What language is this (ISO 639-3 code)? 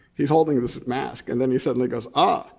eng